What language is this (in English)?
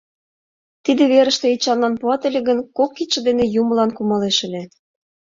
Mari